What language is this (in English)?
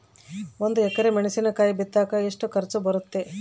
Kannada